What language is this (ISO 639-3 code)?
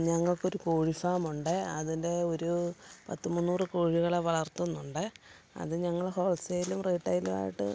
mal